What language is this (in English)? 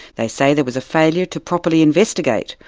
English